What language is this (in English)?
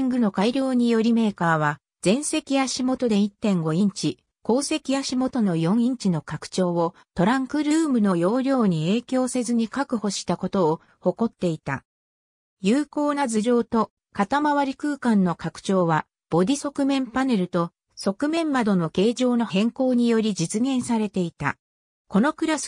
Japanese